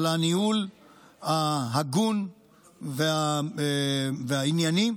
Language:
Hebrew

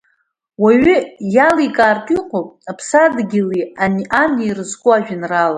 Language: Abkhazian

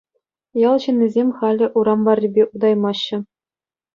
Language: Chuvash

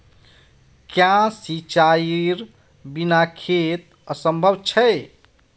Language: Magahi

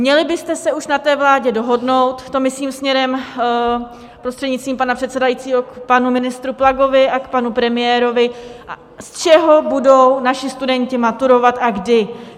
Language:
Czech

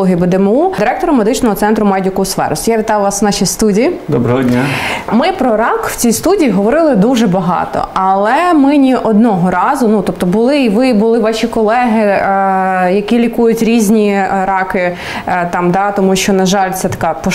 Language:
Ukrainian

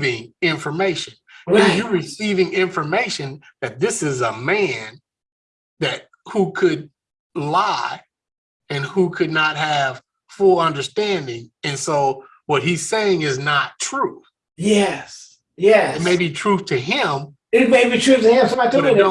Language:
English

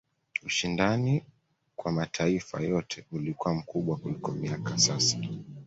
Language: Swahili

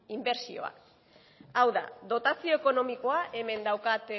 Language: Basque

